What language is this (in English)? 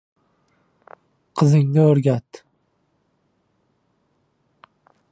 Uzbek